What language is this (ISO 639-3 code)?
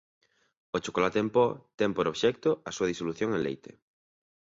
glg